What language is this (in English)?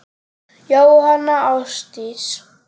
Icelandic